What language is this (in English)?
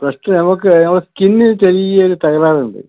Malayalam